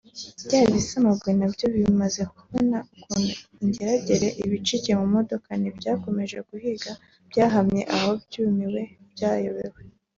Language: Kinyarwanda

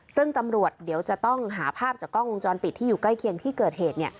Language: Thai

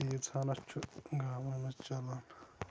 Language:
Kashmiri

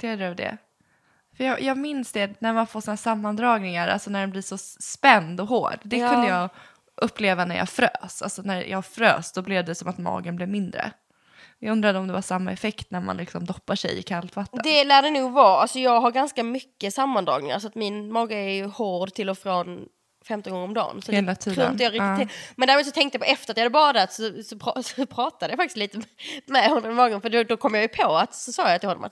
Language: Swedish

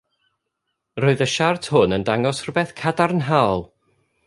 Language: Welsh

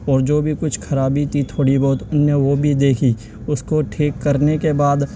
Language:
Urdu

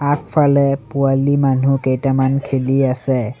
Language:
Assamese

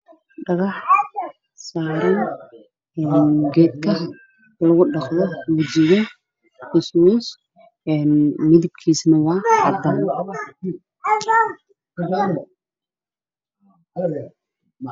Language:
Somali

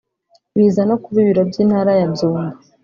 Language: Kinyarwanda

